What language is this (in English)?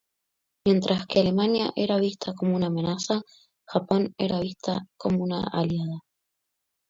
Spanish